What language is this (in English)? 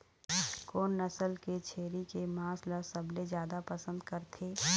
Chhattisgarhi